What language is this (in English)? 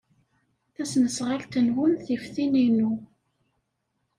Kabyle